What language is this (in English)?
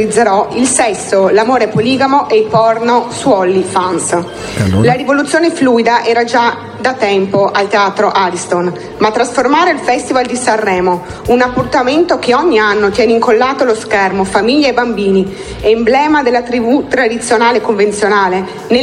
Italian